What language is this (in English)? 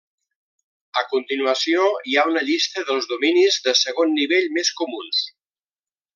Catalan